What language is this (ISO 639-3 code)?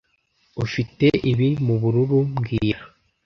kin